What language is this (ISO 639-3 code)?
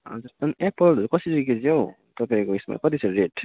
nep